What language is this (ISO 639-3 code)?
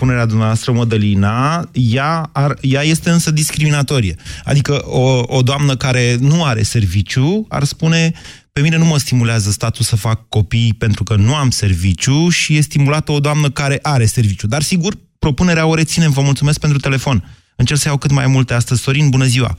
ron